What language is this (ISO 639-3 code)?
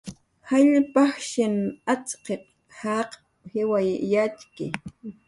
jqr